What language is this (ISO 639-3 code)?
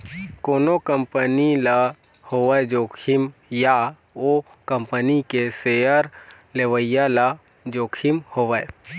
hne